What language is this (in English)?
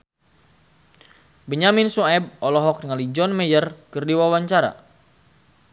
Sundanese